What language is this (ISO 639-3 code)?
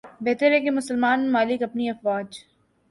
urd